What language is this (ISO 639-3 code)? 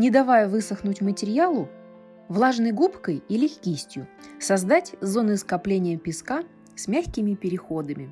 rus